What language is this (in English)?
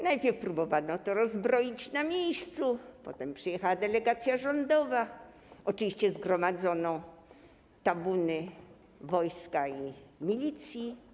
Polish